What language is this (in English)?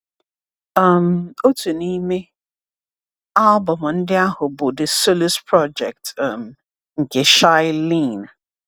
Igbo